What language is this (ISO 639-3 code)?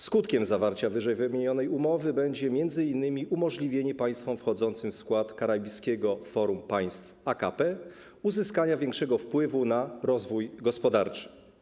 pol